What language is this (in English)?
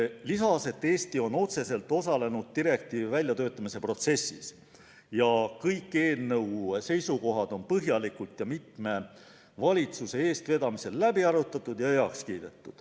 Estonian